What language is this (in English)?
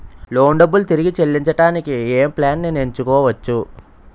Telugu